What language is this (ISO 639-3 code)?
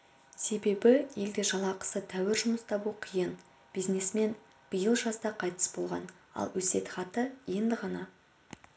kaz